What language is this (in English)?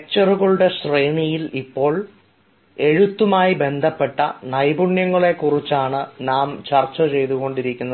Malayalam